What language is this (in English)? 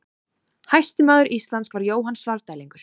Icelandic